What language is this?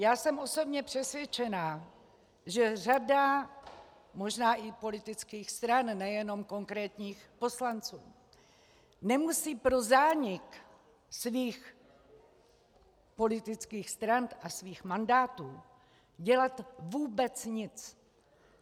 Czech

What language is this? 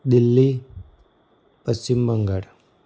Gujarati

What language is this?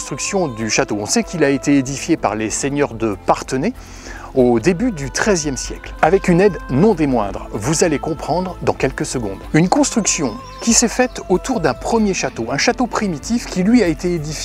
French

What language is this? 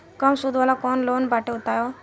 Bhojpuri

